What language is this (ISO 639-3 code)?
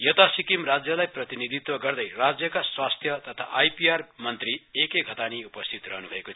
nep